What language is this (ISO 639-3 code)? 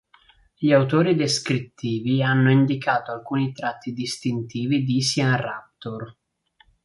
ita